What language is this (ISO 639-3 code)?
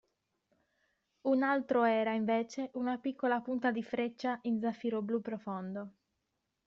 ita